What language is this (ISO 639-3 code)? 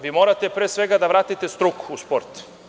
srp